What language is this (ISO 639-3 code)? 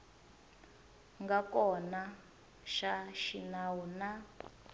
tso